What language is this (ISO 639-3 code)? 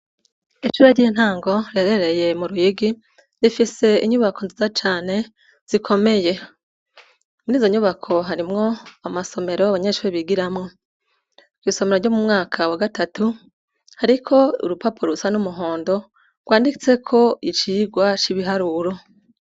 run